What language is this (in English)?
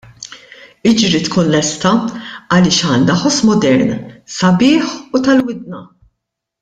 Maltese